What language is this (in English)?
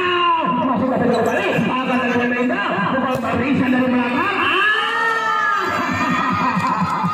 Indonesian